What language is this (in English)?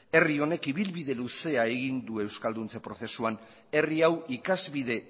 Basque